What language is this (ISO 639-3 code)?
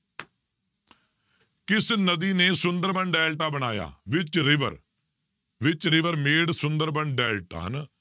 pan